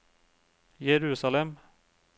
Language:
Norwegian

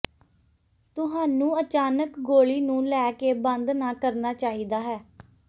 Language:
Punjabi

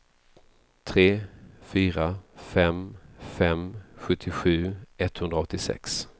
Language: Swedish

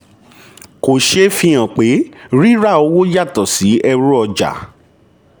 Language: Yoruba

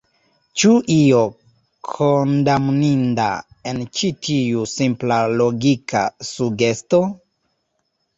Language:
Esperanto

